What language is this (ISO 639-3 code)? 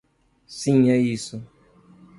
por